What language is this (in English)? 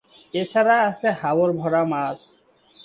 Bangla